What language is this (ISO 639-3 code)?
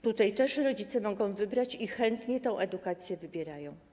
pol